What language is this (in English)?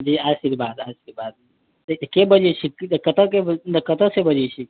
Maithili